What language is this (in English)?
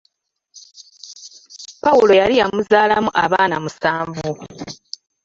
Ganda